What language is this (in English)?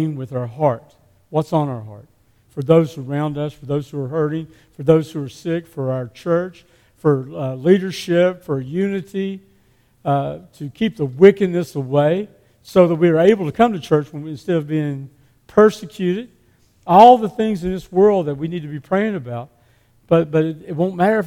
English